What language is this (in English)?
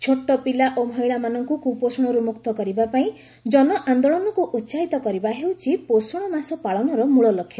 Odia